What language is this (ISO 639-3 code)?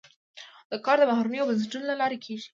pus